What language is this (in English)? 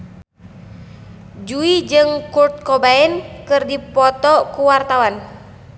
Sundanese